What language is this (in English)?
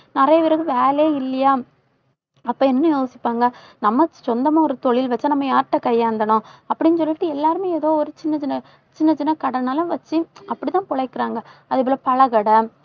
Tamil